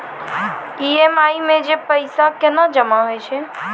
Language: Maithili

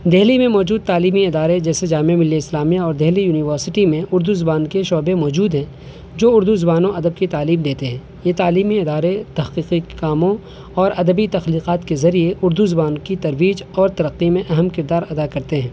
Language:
Urdu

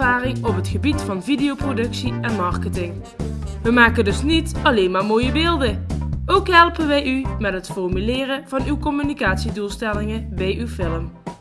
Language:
Dutch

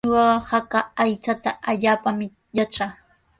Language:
Sihuas Ancash Quechua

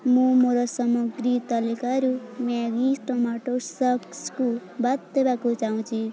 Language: Odia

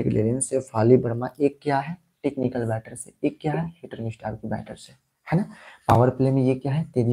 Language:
Hindi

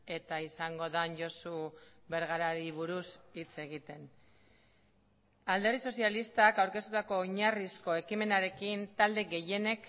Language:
Basque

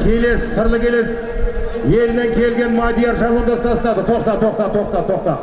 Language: Turkish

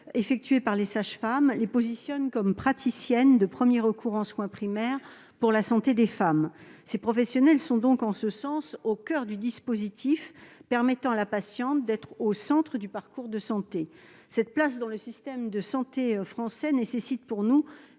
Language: French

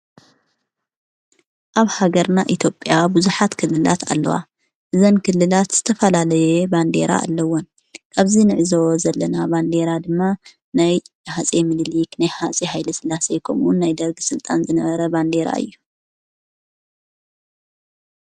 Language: Tigrinya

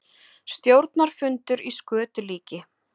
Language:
Icelandic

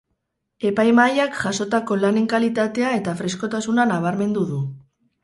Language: Basque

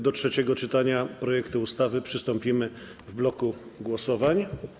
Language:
Polish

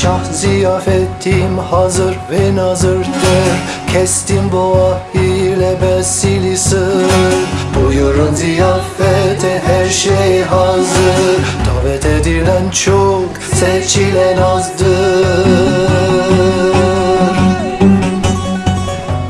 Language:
Turkish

